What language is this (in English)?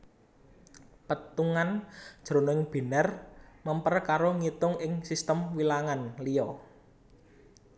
Javanese